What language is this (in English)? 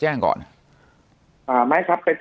Thai